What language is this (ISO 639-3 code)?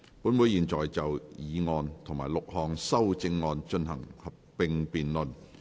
yue